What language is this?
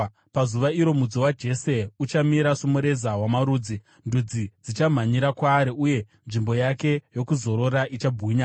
Shona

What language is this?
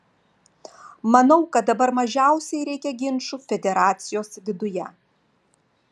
Lithuanian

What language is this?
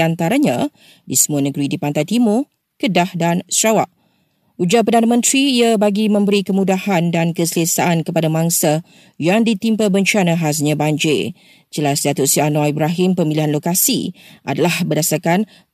Malay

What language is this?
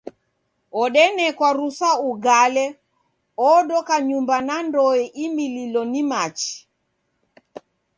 Taita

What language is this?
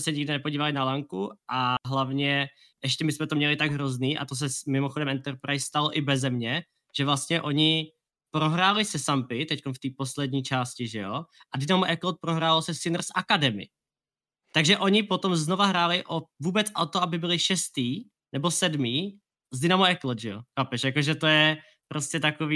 Czech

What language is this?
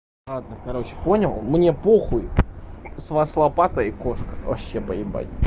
Russian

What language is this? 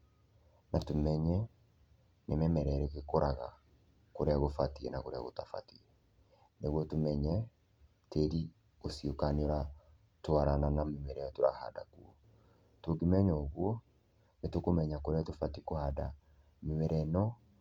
Kikuyu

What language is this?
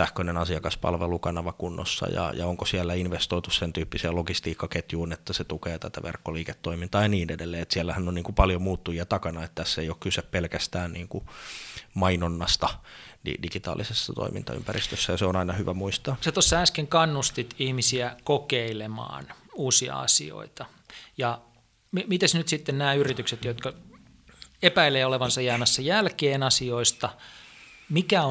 Finnish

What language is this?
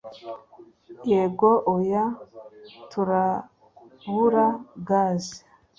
Kinyarwanda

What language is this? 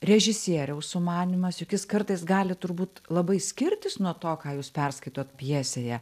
Lithuanian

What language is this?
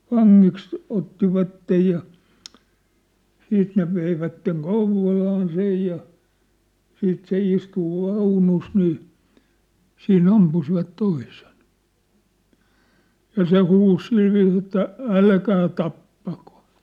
Finnish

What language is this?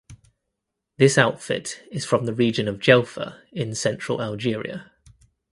English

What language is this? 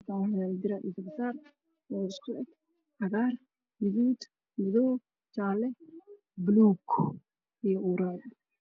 Somali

